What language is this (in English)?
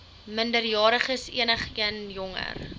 Afrikaans